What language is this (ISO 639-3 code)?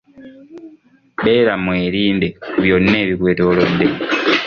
lug